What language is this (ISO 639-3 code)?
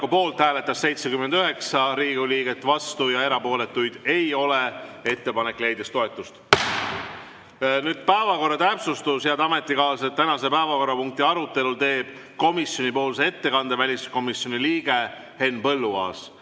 est